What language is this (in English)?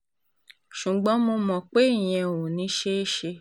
Yoruba